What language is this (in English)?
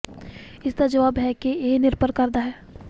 Punjabi